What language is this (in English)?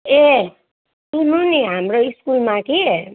Nepali